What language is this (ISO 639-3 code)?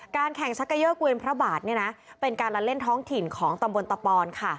tha